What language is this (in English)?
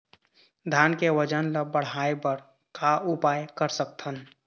Chhattisgarhi